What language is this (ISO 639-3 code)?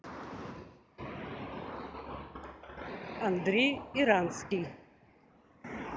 rus